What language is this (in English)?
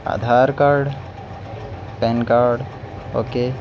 Urdu